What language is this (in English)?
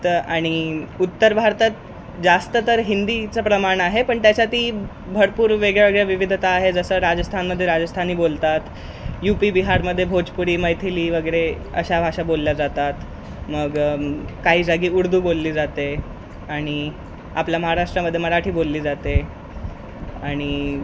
Marathi